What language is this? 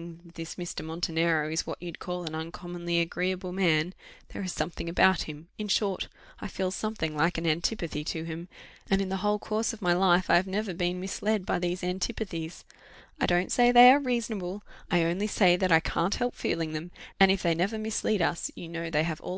English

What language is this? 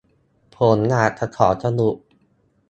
Thai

